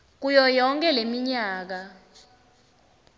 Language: Swati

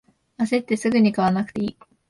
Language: Japanese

